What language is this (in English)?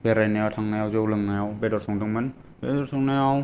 Bodo